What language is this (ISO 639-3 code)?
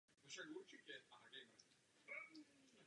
ces